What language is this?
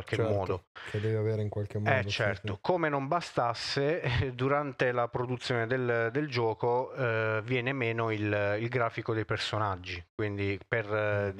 Italian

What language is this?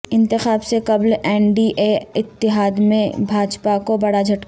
Urdu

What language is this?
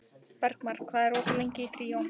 Icelandic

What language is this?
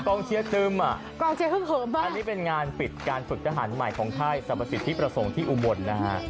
Thai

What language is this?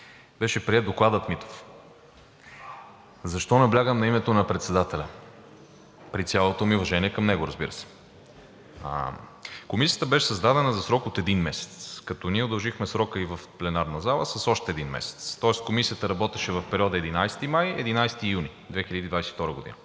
Bulgarian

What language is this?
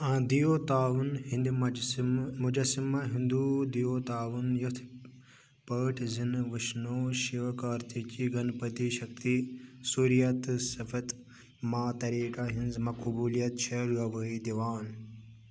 Kashmiri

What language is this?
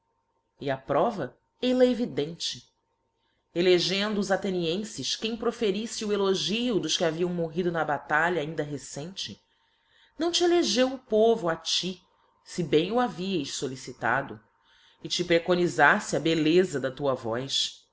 Portuguese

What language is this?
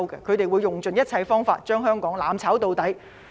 Cantonese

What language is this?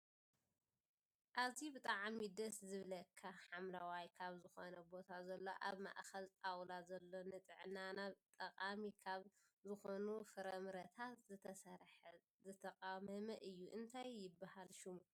Tigrinya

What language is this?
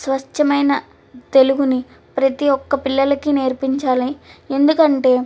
Telugu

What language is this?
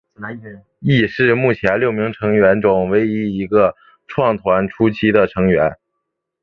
Chinese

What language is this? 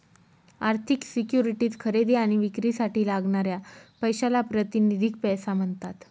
Marathi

